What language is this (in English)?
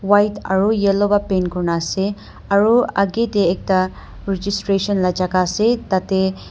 Naga Pidgin